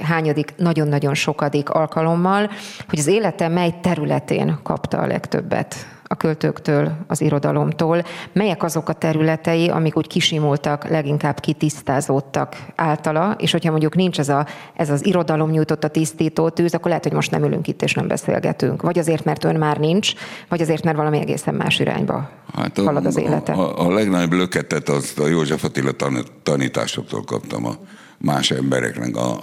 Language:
Hungarian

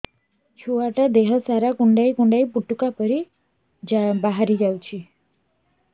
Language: Odia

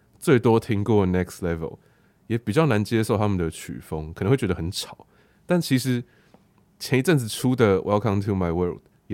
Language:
Chinese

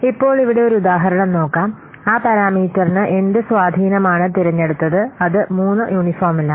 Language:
Malayalam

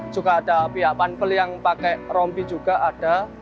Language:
Indonesian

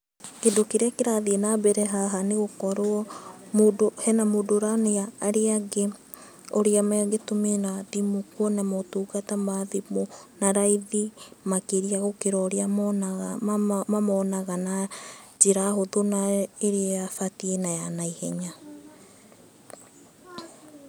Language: Kikuyu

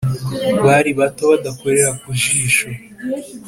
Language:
Kinyarwanda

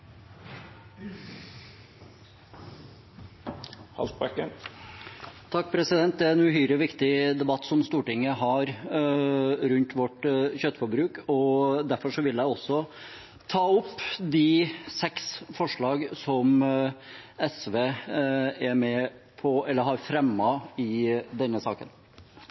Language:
Norwegian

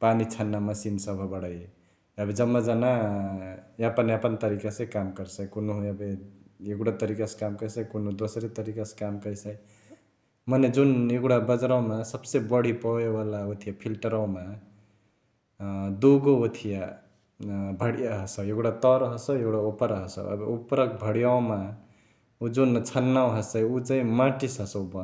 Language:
Chitwania Tharu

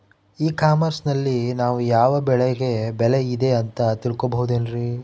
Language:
Kannada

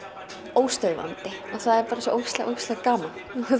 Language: Icelandic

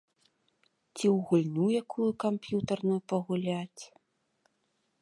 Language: Belarusian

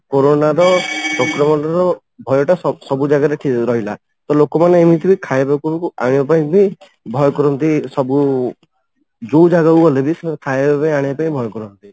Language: Odia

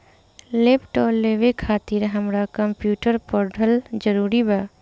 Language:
Bhojpuri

